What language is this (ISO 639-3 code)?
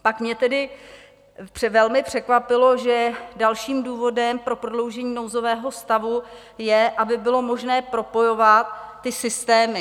ces